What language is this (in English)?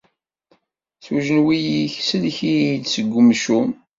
Kabyle